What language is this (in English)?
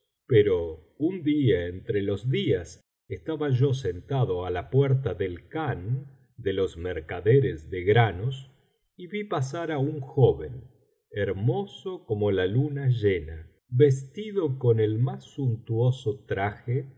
Spanish